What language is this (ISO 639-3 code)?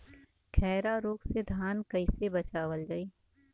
bho